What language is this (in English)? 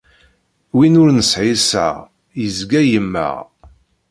Kabyle